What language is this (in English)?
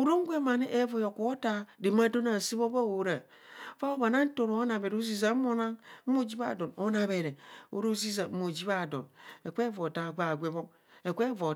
Kohumono